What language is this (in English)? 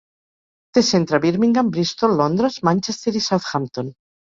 Catalan